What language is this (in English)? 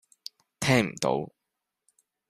Cantonese